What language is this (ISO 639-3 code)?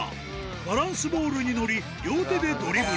jpn